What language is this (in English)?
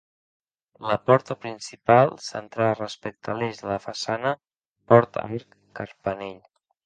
Catalan